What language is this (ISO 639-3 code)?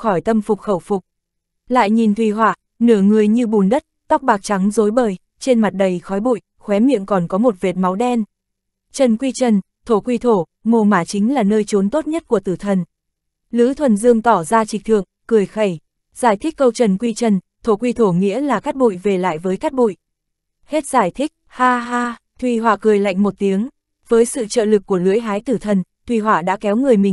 vie